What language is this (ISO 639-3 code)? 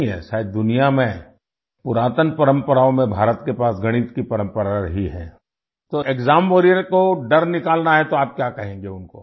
hin